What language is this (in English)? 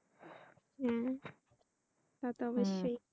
Bangla